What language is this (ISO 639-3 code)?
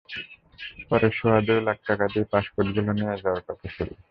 ben